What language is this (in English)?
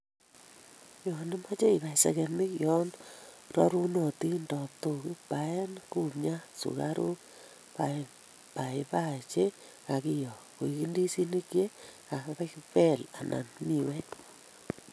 Kalenjin